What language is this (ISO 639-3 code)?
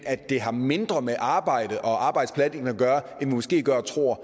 dan